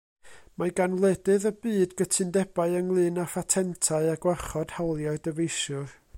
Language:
Welsh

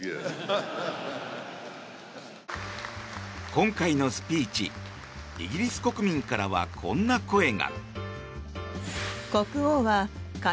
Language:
Japanese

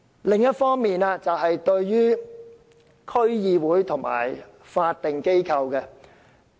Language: Cantonese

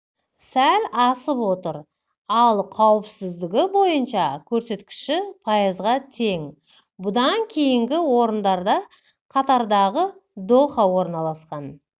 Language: Kazakh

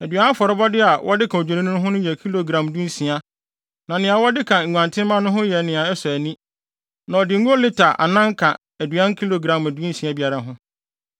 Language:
Akan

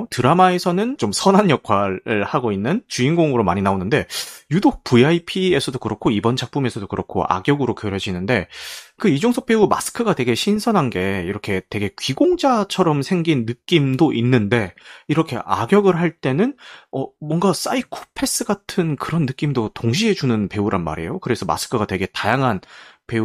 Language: Korean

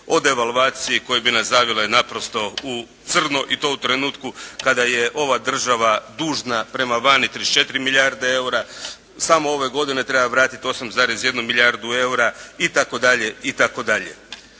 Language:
Croatian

